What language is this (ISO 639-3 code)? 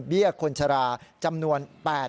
tha